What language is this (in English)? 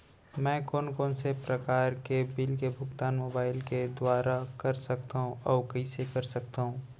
Chhattisgarhi